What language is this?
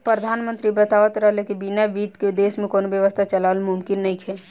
Bhojpuri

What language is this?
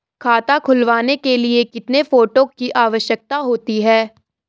Hindi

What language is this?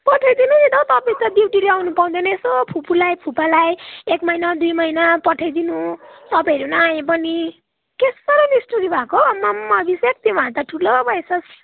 Nepali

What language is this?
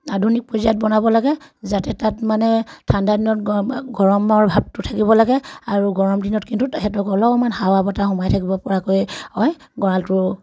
Assamese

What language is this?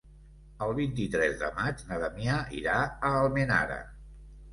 Catalan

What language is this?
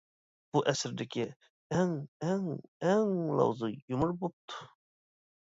Uyghur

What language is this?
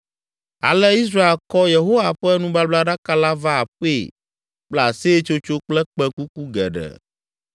Ewe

